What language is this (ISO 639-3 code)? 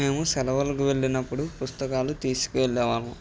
tel